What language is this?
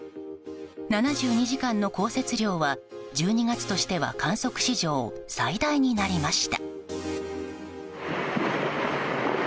Japanese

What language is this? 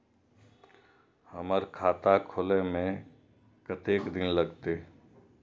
Maithili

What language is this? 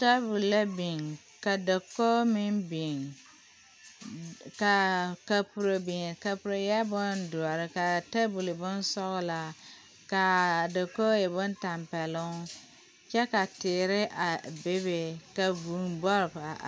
Southern Dagaare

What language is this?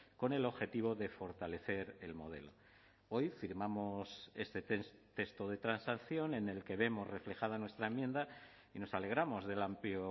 Spanish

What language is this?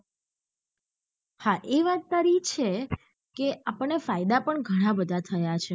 Gujarati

